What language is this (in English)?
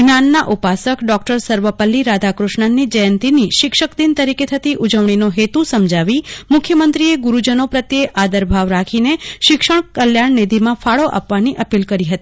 Gujarati